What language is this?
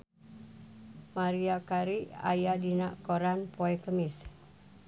Sundanese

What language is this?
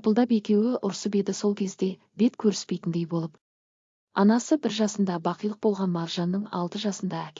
Turkish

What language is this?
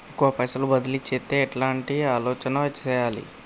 Telugu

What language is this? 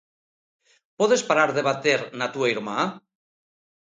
Galician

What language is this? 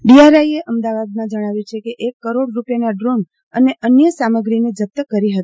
Gujarati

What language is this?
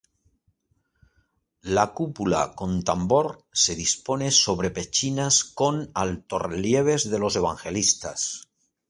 Spanish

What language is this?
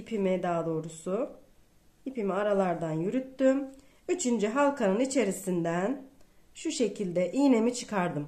Turkish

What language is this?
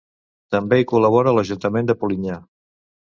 Catalan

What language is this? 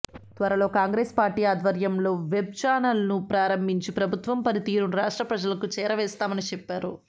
Telugu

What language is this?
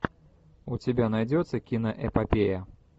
Russian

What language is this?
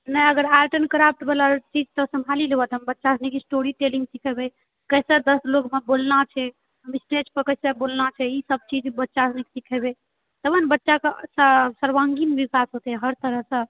Maithili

